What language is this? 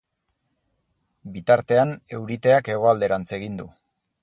Basque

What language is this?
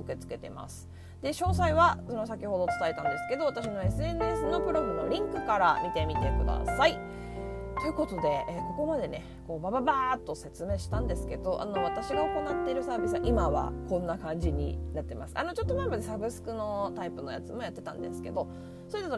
Japanese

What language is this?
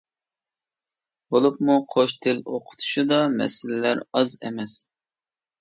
Uyghur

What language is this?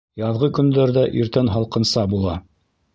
Bashkir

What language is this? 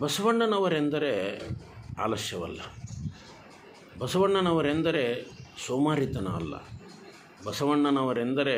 Hindi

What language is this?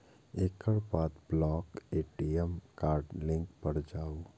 Maithili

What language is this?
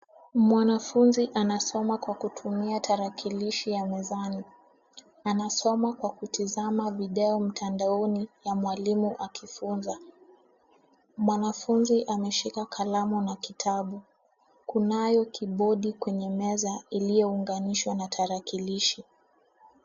Swahili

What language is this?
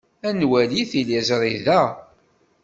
Kabyle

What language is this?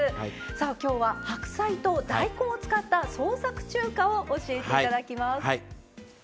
Japanese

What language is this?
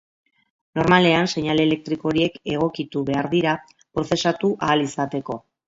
Basque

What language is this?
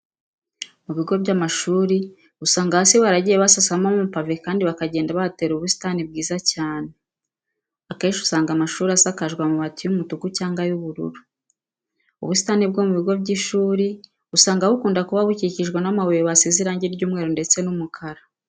Kinyarwanda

